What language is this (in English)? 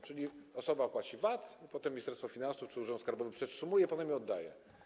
Polish